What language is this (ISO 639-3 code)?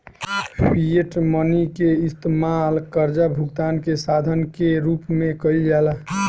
bho